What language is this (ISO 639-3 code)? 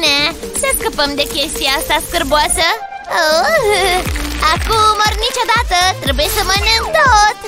ron